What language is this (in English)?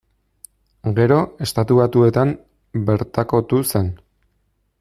Basque